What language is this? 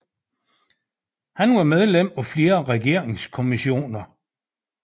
Danish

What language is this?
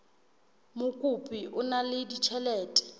Southern Sotho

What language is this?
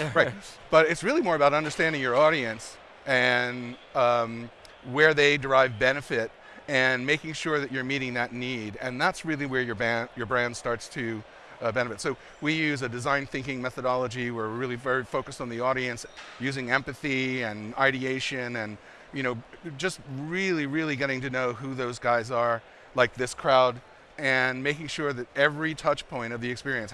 English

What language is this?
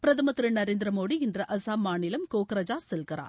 Tamil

